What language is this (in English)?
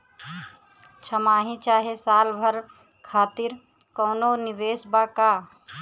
Bhojpuri